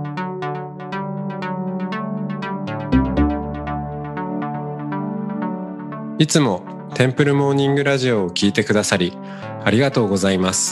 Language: Japanese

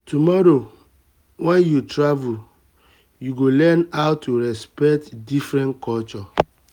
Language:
Nigerian Pidgin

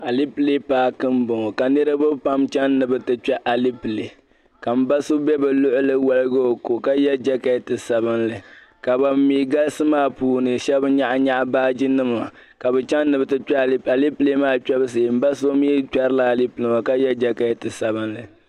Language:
Dagbani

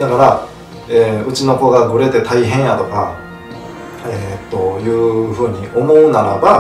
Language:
Japanese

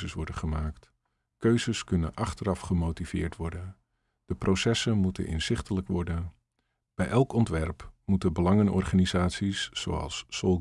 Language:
Dutch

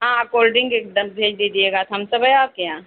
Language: Urdu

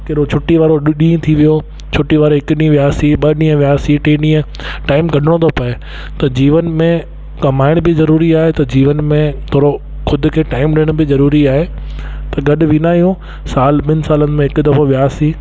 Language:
Sindhi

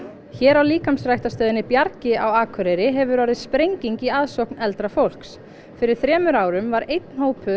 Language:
Icelandic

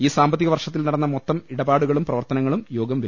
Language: Malayalam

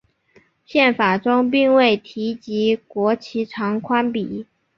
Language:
Chinese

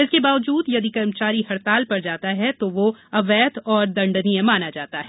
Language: Hindi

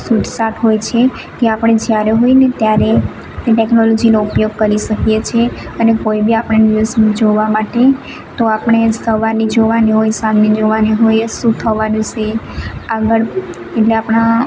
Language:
Gujarati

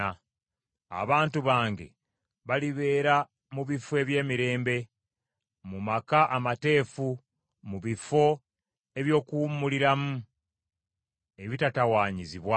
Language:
Ganda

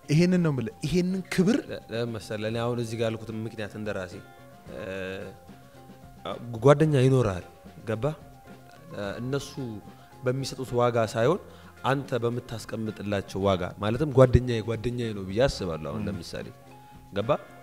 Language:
Arabic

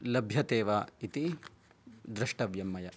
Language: Sanskrit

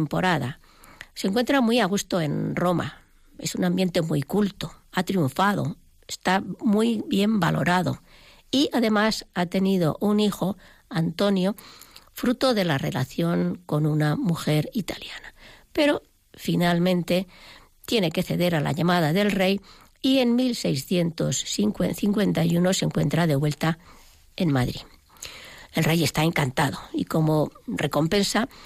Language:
Spanish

